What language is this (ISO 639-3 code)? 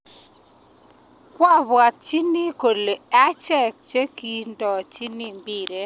kln